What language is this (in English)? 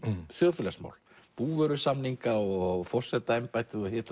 Icelandic